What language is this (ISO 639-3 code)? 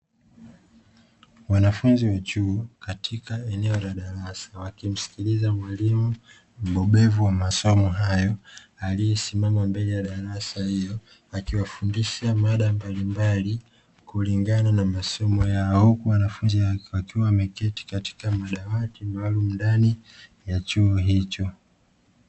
swa